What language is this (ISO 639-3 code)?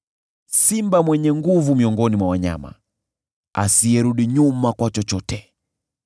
swa